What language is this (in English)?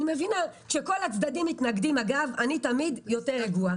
Hebrew